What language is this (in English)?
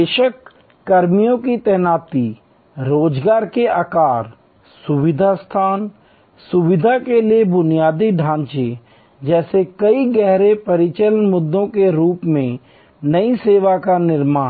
Hindi